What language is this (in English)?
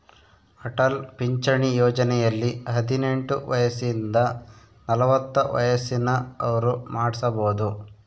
Kannada